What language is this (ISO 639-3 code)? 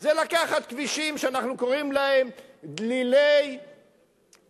heb